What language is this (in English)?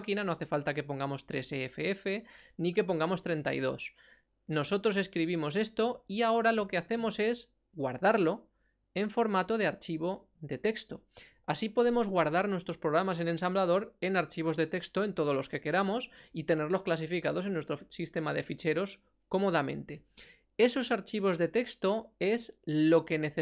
Spanish